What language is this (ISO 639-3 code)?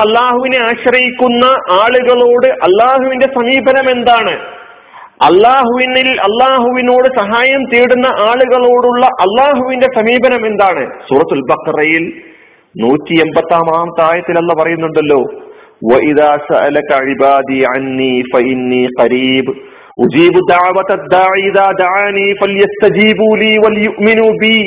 mal